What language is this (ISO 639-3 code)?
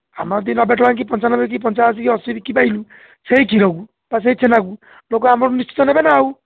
ori